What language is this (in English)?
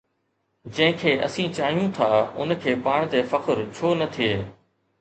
Sindhi